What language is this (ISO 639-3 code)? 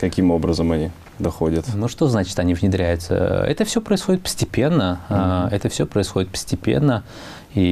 rus